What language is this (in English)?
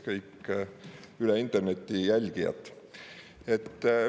Estonian